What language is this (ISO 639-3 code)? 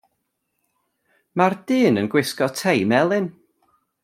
cym